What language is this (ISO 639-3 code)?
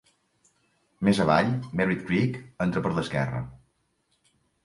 cat